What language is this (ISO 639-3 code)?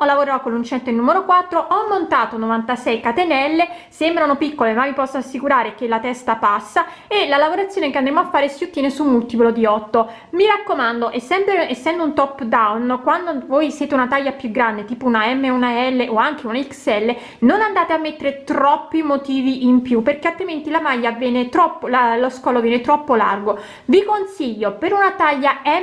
ita